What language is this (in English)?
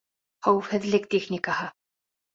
Bashkir